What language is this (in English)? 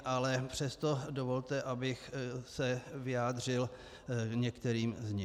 Czech